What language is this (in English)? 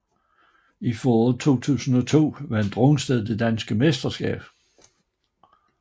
Danish